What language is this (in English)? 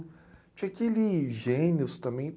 Portuguese